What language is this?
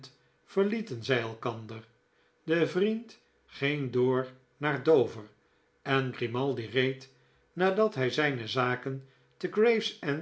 Dutch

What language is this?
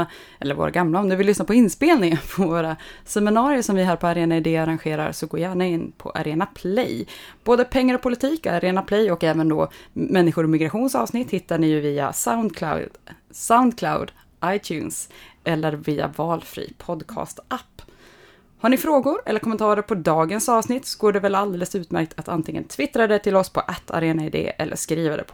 Swedish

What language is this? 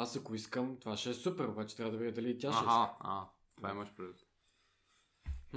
Bulgarian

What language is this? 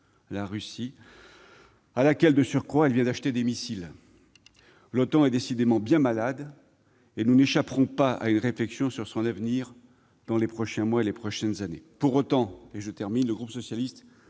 French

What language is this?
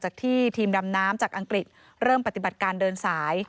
Thai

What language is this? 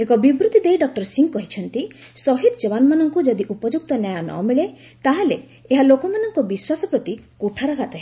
Odia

